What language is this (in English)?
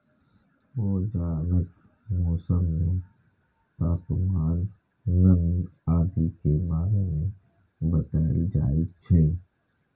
Maithili